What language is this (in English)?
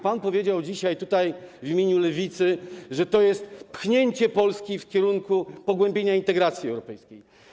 Polish